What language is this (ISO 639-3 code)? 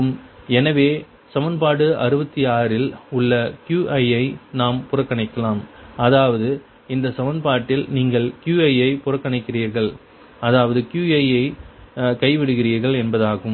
tam